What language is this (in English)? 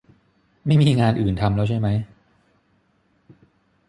Thai